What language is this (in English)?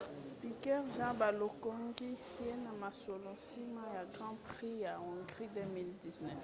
Lingala